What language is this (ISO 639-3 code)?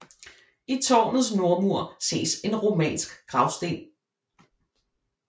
dan